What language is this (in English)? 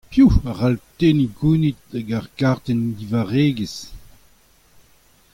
Breton